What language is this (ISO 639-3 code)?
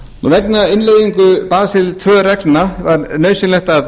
isl